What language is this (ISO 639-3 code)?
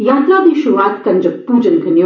doi